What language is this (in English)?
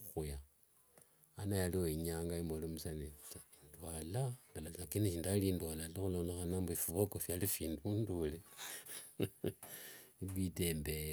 Wanga